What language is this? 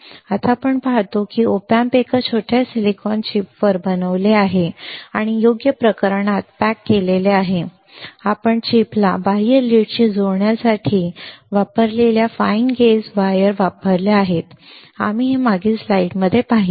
Marathi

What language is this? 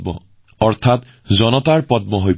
Assamese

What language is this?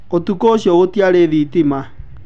Kikuyu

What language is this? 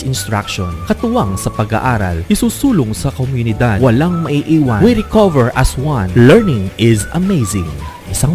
Filipino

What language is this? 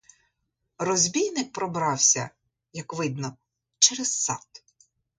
Ukrainian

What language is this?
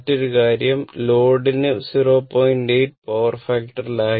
Malayalam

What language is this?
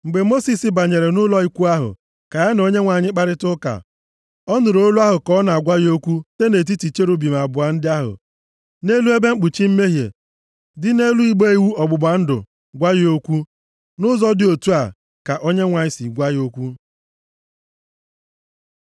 Igbo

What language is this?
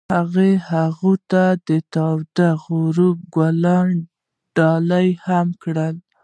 Pashto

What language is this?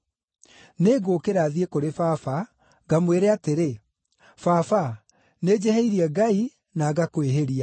Kikuyu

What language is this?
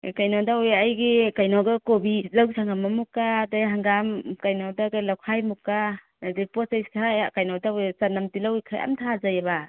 Manipuri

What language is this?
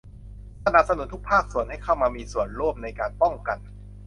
Thai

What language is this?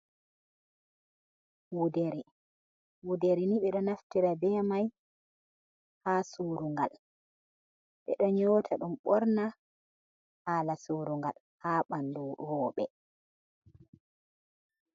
Fula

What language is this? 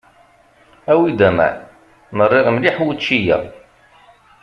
Kabyle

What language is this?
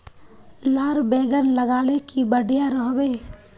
Magahi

